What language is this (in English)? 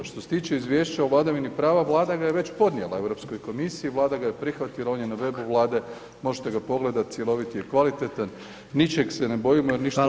Croatian